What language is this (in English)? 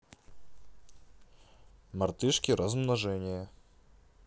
Russian